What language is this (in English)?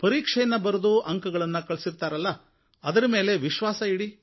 Kannada